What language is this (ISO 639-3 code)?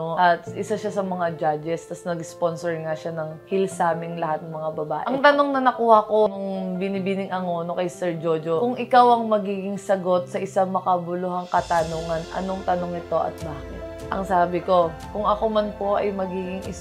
fil